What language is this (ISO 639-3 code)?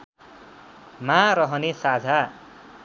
nep